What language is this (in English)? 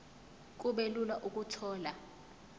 Zulu